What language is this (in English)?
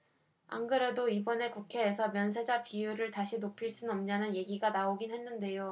Korean